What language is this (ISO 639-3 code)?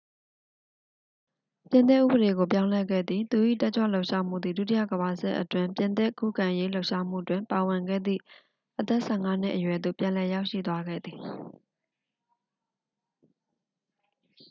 mya